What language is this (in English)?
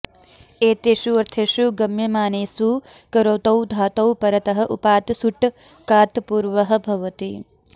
Sanskrit